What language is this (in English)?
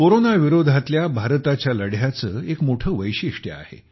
Marathi